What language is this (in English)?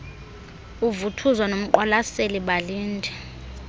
Xhosa